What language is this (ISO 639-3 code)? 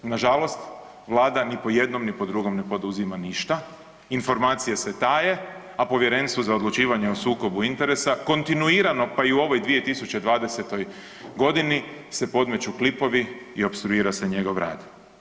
hrv